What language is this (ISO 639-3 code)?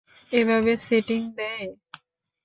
ben